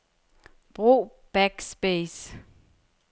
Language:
Danish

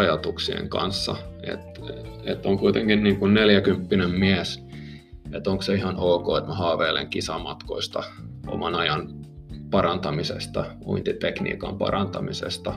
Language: Finnish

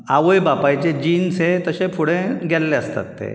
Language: Konkani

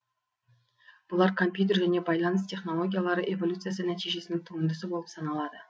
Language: Kazakh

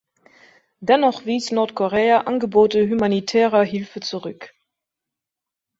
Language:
German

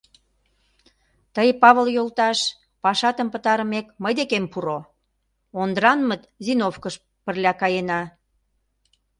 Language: Mari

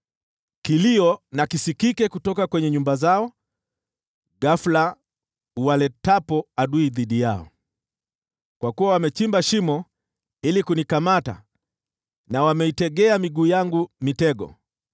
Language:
Swahili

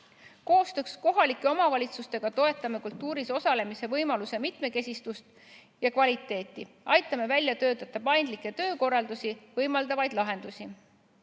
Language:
Estonian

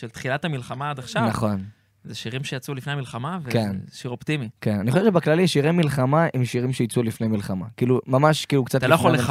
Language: Hebrew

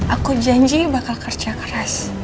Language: Indonesian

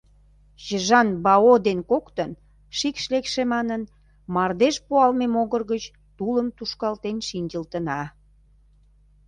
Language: Mari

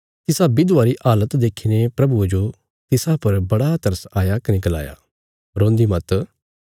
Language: Bilaspuri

